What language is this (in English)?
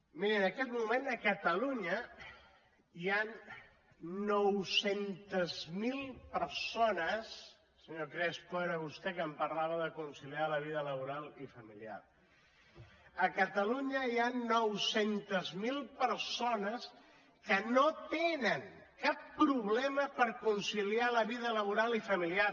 Catalan